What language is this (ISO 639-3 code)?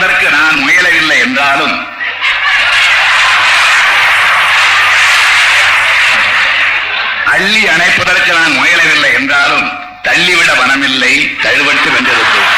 tam